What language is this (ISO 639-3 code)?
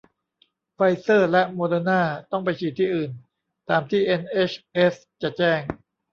tha